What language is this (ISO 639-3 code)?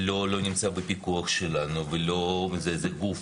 heb